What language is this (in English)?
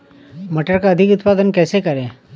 Hindi